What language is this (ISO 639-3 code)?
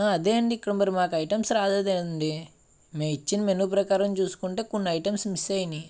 tel